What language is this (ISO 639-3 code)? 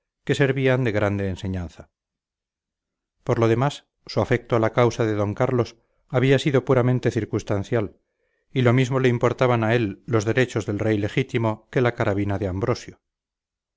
spa